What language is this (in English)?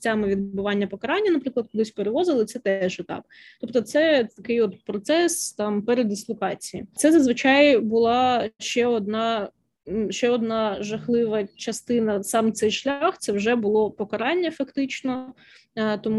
Ukrainian